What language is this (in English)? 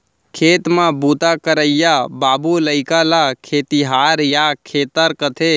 Chhattisgarhi